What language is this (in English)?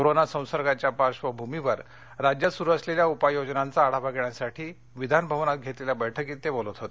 Marathi